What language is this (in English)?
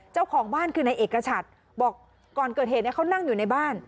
Thai